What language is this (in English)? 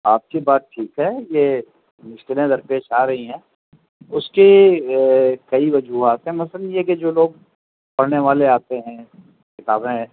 Urdu